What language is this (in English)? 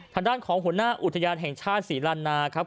Thai